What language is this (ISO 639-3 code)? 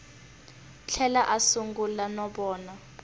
tso